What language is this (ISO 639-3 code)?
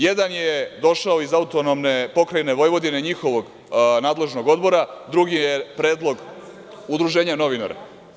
srp